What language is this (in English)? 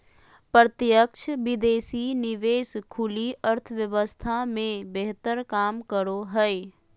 Magahi